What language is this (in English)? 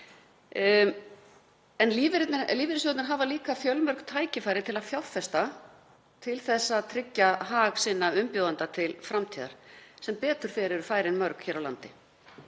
Icelandic